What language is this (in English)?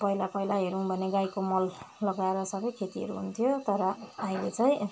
Nepali